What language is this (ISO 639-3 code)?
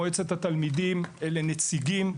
heb